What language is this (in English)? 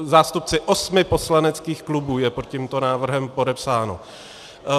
Czech